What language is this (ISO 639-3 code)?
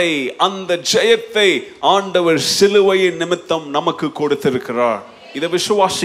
tam